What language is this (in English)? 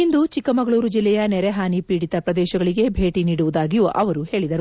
Kannada